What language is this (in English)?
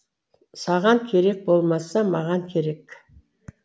Kazakh